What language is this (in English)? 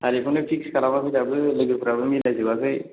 Bodo